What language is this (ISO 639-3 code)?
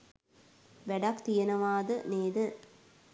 sin